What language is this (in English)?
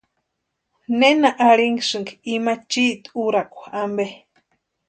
Western Highland Purepecha